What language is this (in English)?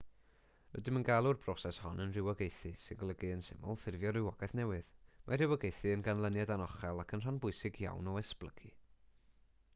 Welsh